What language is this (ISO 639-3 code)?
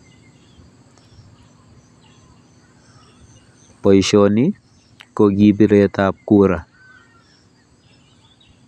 kln